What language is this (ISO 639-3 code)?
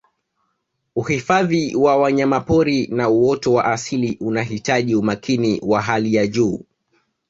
swa